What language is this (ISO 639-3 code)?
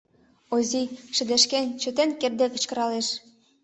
chm